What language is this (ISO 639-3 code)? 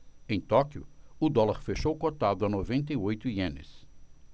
por